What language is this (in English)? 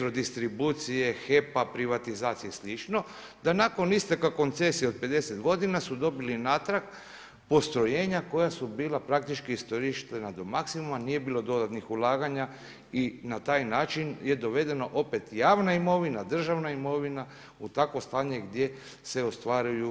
Croatian